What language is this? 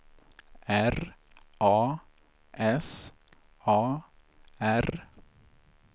Swedish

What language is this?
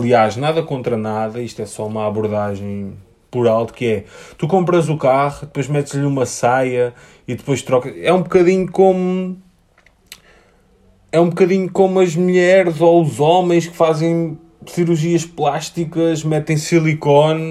Portuguese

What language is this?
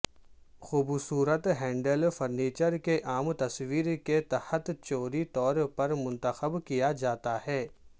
Urdu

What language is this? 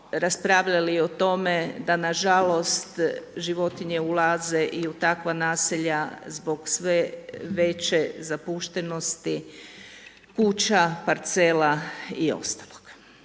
Croatian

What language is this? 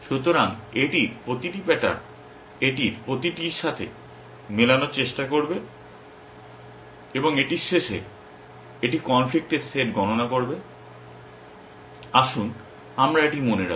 Bangla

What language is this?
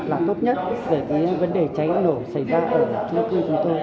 Vietnamese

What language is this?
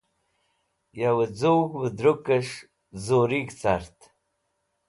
Wakhi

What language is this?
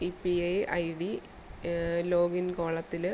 Malayalam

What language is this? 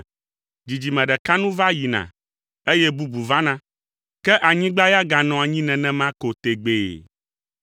Ewe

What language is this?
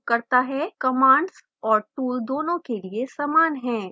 Hindi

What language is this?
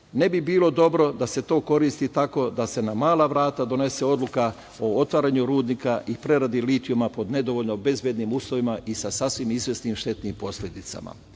Serbian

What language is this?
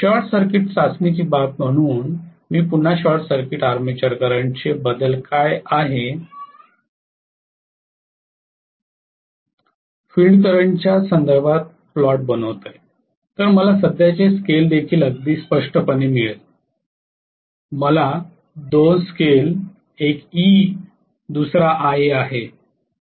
Marathi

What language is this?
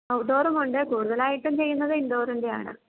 Malayalam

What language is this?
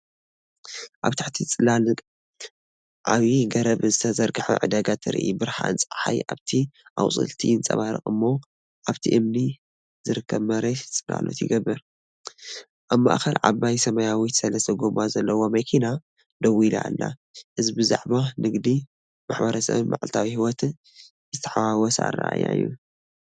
Tigrinya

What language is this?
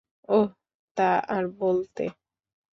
Bangla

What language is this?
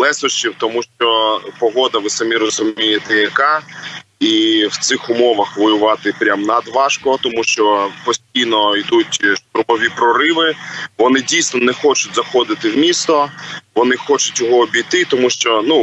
Ukrainian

